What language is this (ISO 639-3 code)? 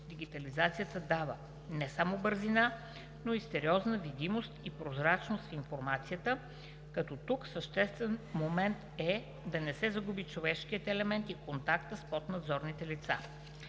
bul